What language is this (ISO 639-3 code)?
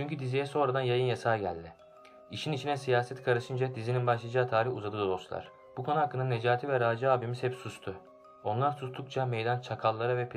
tur